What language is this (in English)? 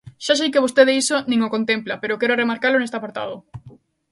Galician